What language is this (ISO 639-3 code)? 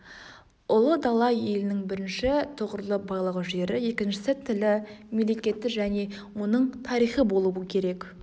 kaz